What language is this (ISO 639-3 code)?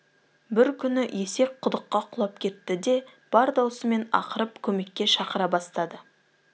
kaz